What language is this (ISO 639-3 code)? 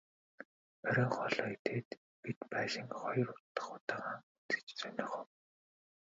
mon